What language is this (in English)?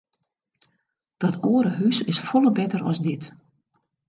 Western Frisian